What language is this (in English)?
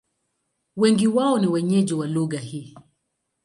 Swahili